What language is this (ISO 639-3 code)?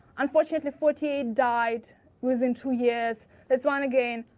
eng